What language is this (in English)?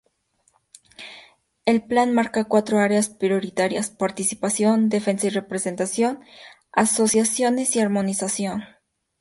Spanish